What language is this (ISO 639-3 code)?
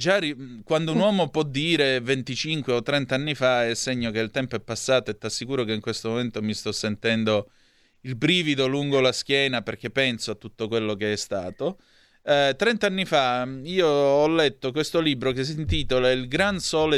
ita